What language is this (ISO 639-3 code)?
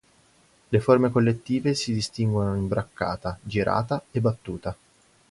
ita